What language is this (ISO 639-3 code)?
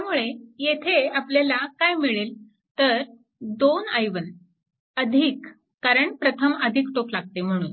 mar